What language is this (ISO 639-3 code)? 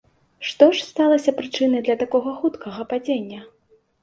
bel